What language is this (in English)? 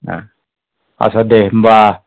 Bodo